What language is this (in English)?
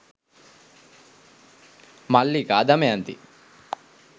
Sinhala